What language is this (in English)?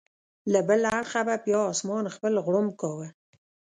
Pashto